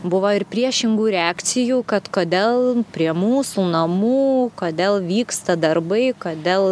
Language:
Lithuanian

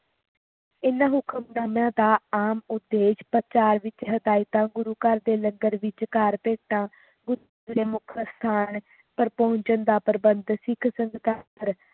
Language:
Punjabi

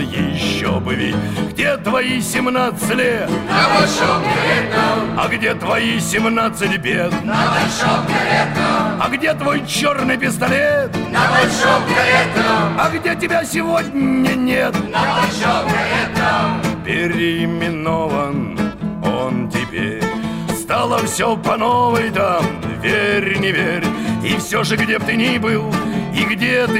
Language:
Russian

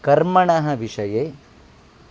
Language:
Sanskrit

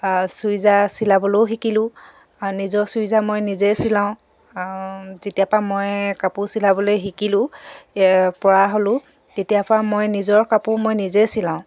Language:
Assamese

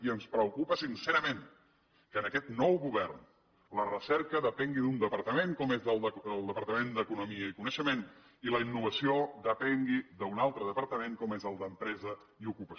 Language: Catalan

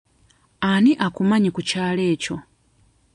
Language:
Ganda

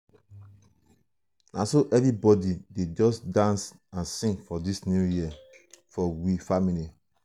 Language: Nigerian Pidgin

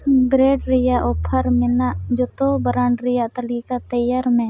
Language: Santali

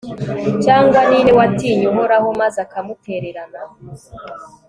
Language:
Kinyarwanda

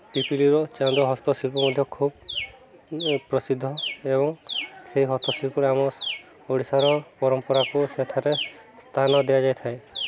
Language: Odia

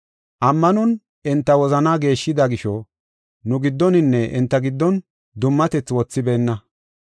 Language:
Gofa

